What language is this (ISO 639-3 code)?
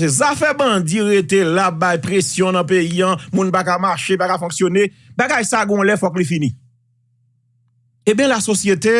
fra